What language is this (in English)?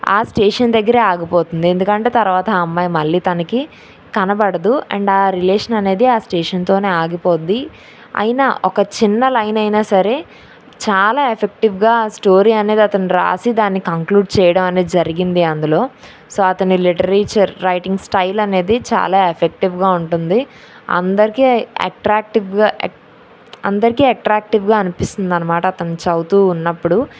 Telugu